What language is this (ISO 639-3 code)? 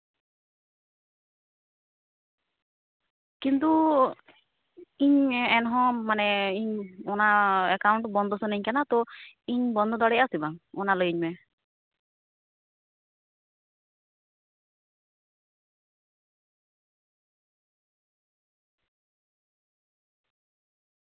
sat